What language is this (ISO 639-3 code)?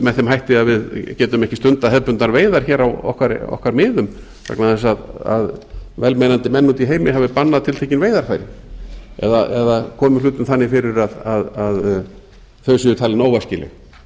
isl